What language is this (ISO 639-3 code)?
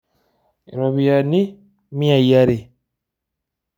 mas